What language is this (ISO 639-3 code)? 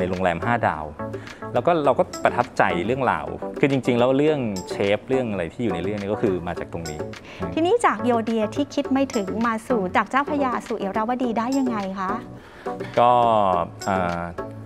tha